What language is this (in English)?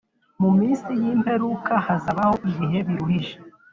Kinyarwanda